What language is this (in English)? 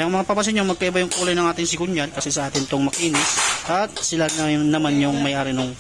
Filipino